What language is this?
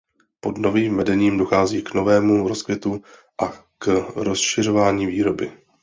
Czech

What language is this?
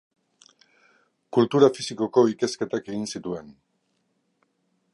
Basque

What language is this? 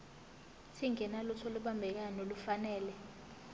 Zulu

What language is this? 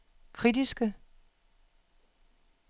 Danish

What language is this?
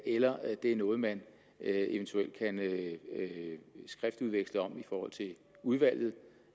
Danish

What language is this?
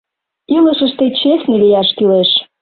Mari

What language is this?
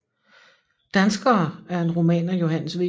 Danish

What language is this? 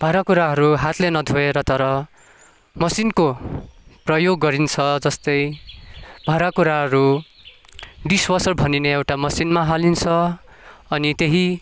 Nepali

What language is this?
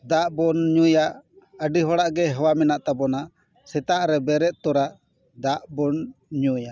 Santali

